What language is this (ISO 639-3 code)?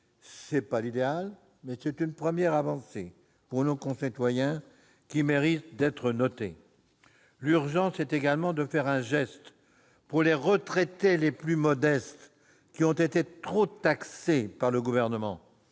fra